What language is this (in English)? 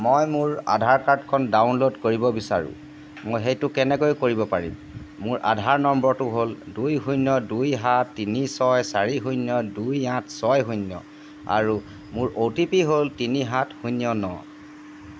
Assamese